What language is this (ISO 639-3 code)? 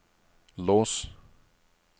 nor